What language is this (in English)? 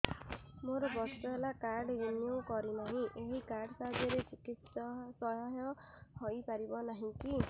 Odia